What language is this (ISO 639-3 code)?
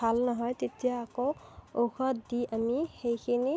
asm